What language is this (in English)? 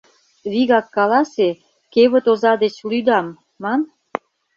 Mari